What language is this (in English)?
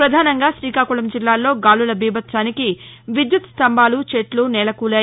Telugu